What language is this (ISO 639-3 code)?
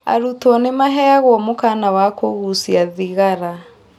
kik